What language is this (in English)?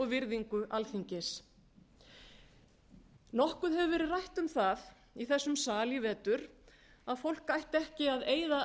Icelandic